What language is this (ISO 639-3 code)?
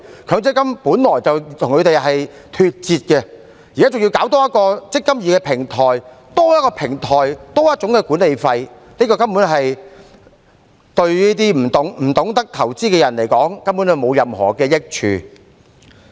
yue